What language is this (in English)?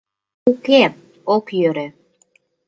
Mari